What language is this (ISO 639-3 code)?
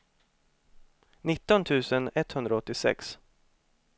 swe